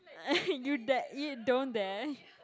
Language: English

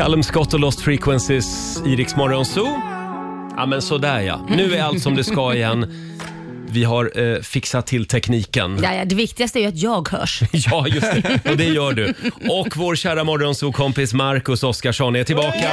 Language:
Swedish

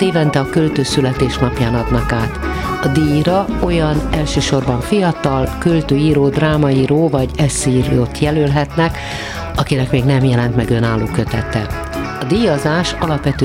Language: Hungarian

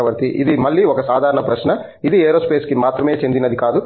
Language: Telugu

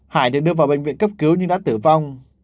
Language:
Vietnamese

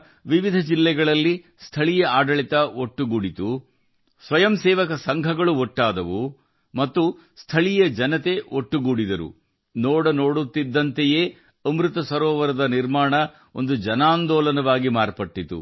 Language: Kannada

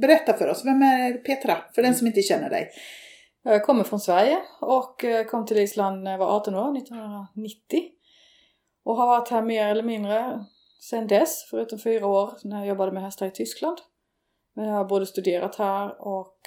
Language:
Swedish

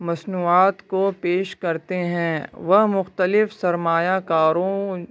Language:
Urdu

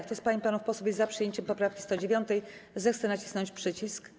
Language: Polish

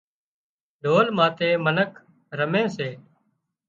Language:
Wadiyara Koli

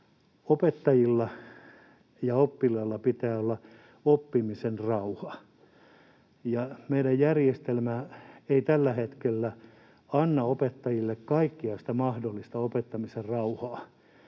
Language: Finnish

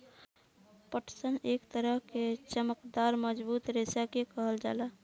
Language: Bhojpuri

